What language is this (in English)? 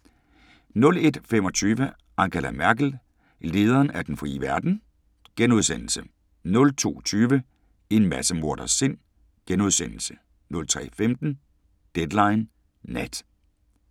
Danish